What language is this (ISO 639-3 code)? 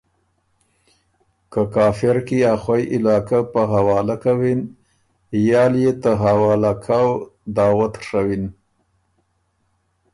oru